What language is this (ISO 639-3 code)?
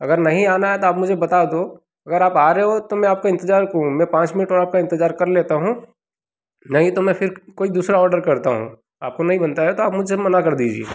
hin